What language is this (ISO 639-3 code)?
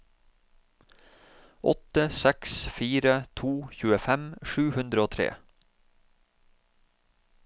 nor